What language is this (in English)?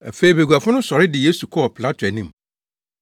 Akan